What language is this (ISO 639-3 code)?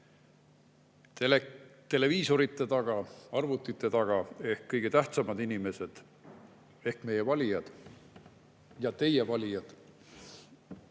est